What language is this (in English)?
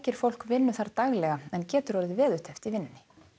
Icelandic